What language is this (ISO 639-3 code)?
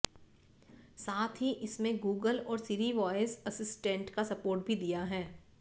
hin